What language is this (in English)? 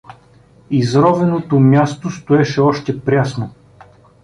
Bulgarian